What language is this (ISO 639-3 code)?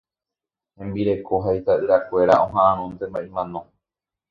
grn